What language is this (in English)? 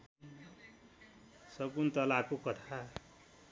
Nepali